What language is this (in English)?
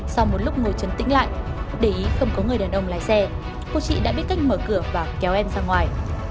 Vietnamese